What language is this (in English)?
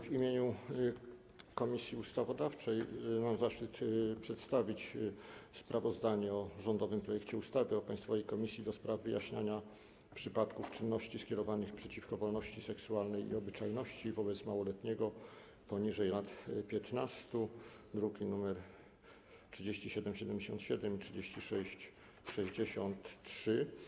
Polish